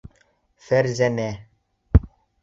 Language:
Bashkir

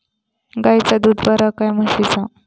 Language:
Marathi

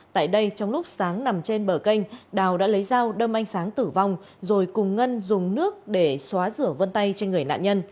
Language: Vietnamese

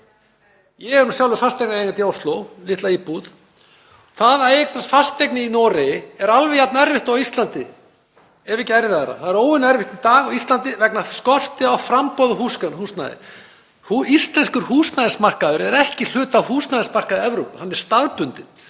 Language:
Icelandic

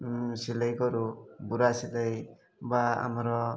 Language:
Odia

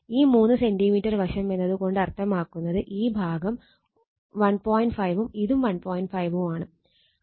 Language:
Malayalam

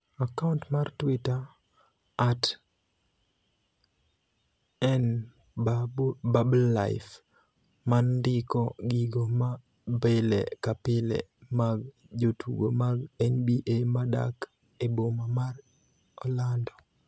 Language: Luo (Kenya and Tanzania)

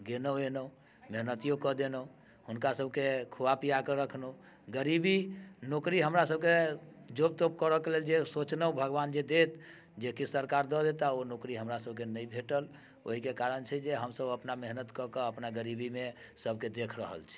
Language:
Maithili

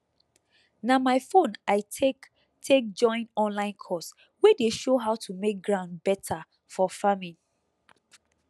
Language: Nigerian Pidgin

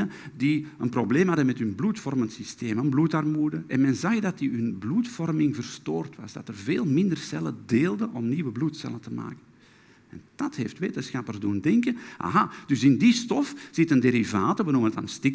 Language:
Dutch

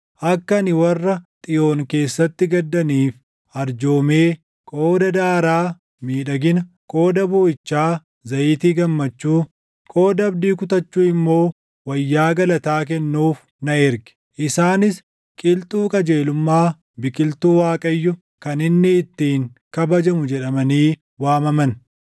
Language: Oromo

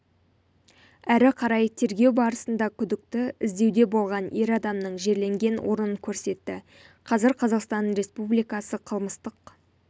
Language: Kazakh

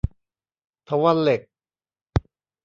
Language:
Thai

